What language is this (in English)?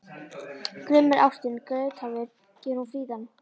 Icelandic